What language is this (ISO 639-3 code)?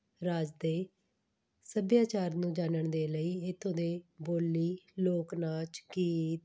pan